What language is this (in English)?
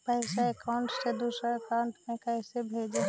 Magahi